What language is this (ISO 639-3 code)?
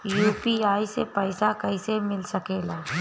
bho